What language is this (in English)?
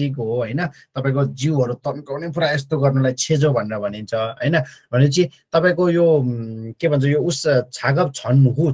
Korean